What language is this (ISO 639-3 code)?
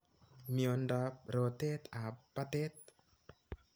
kln